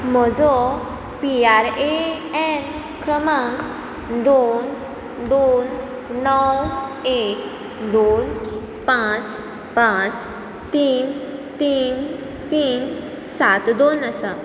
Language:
Konkani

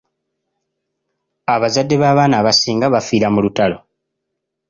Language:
Ganda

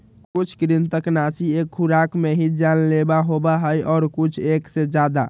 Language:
Magahi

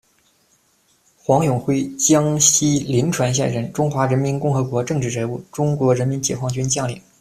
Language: Chinese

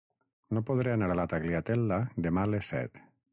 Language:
Catalan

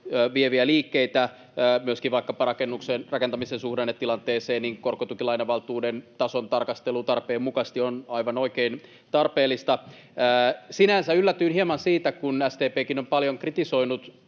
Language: Finnish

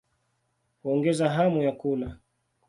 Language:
Swahili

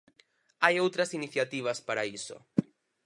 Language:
Galician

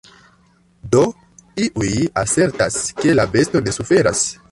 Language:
Esperanto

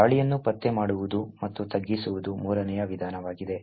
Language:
Kannada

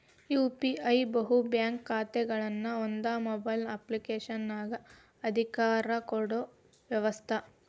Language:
Kannada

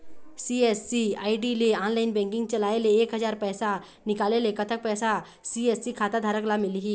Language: Chhattisgarhi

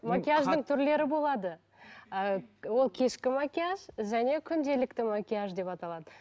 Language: Kazakh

